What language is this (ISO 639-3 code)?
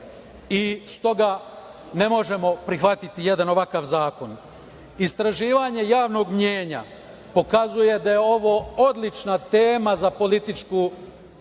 srp